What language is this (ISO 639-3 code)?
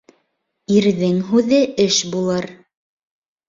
bak